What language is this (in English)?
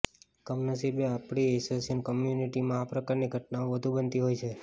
Gujarati